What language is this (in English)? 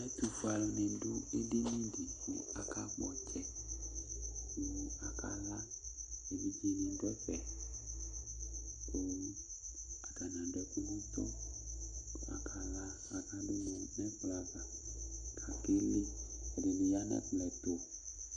Ikposo